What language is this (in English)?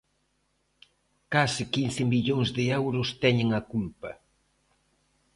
Galician